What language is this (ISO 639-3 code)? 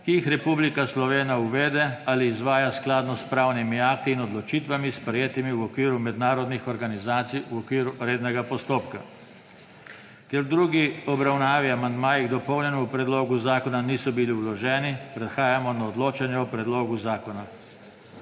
slv